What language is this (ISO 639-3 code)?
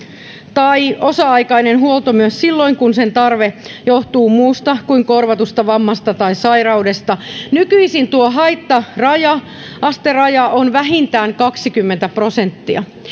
fin